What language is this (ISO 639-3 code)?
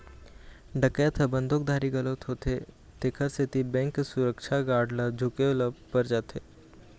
hne